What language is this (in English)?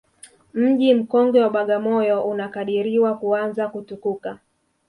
Swahili